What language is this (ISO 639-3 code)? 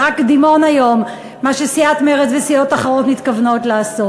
heb